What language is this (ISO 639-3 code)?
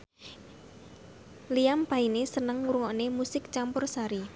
jav